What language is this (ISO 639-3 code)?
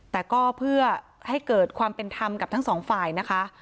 tha